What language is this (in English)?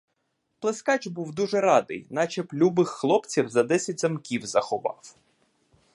Ukrainian